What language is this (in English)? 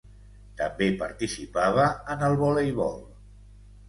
Catalan